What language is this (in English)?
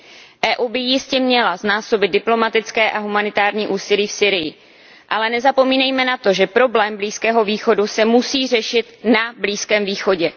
Czech